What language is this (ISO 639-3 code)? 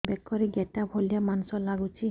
ori